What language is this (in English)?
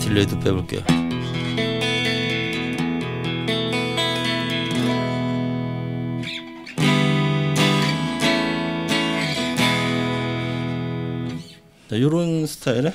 Korean